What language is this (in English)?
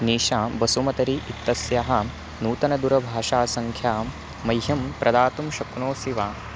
Sanskrit